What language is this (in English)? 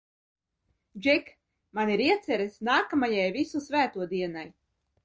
Latvian